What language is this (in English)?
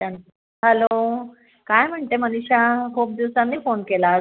Marathi